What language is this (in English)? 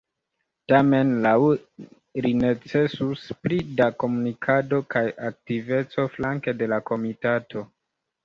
Esperanto